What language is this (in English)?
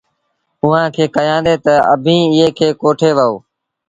Sindhi Bhil